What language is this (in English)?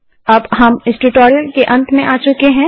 Hindi